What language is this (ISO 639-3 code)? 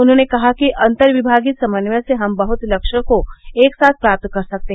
hin